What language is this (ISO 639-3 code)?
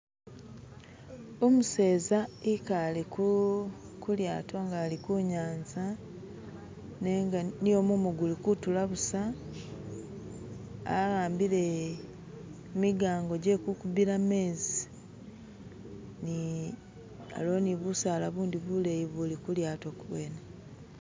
myx